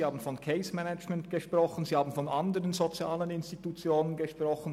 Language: Swiss German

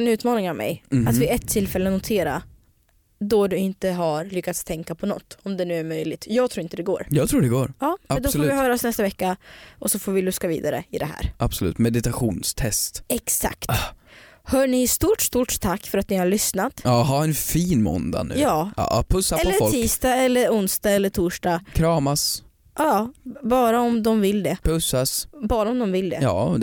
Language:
Swedish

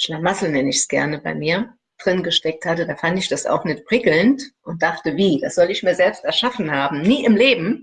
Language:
German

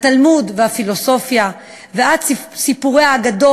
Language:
Hebrew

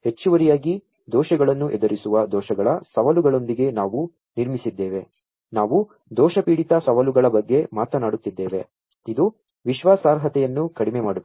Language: Kannada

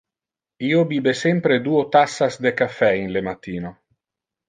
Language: Interlingua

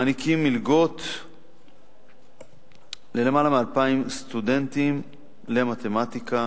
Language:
Hebrew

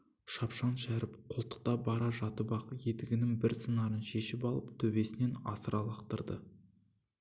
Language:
Kazakh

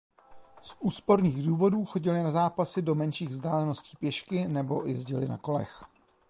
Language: Czech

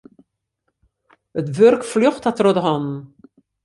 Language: Western Frisian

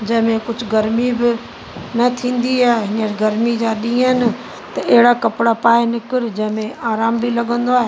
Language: Sindhi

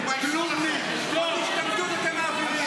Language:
Hebrew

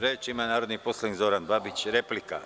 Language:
Serbian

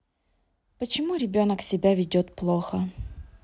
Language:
Russian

